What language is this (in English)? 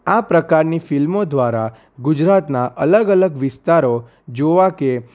Gujarati